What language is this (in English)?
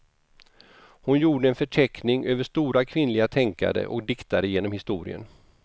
Swedish